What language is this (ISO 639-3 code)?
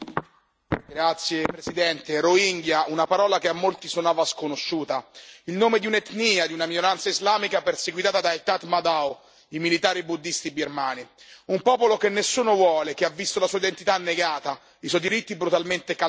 ita